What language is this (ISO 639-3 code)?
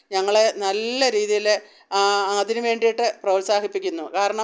mal